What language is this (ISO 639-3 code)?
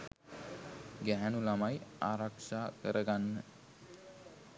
sin